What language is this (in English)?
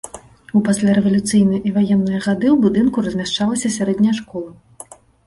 Belarusian